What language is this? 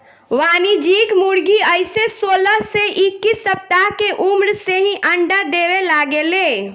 Bhojpuri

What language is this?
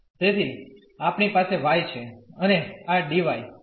Gujarati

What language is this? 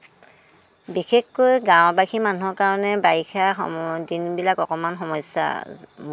Assamese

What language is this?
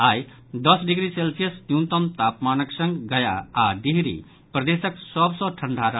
Maithili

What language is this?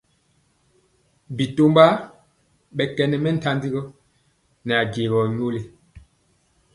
Mpiemo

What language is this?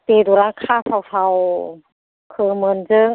Bodo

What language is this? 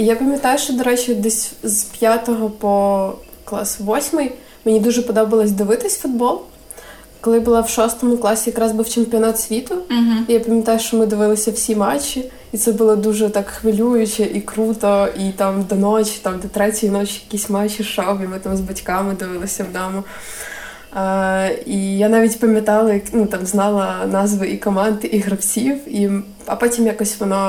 Ukrainian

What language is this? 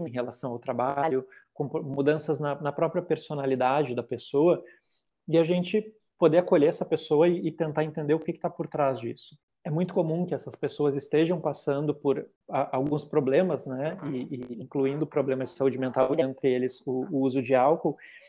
Portuguese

